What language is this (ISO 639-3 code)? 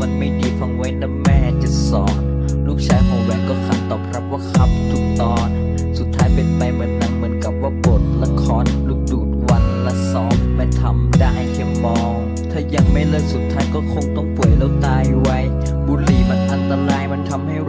tha